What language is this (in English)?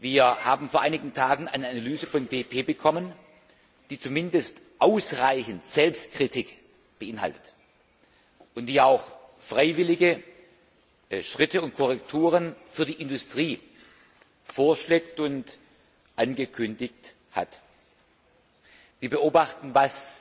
German